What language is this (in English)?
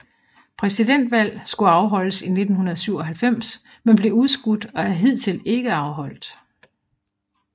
Danish